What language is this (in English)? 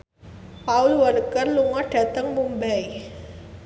Javanese